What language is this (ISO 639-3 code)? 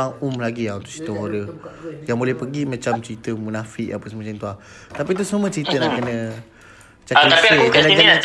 msa